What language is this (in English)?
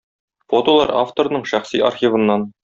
Tatar